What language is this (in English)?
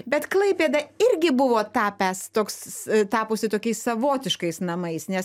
Lithuanian